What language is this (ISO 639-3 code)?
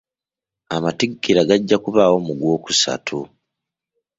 lug